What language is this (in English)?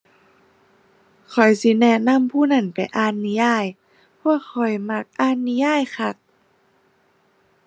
Thai